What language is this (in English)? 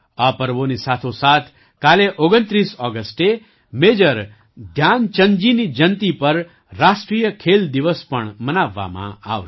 Gujarati